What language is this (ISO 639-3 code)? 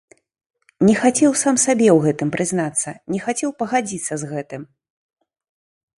bel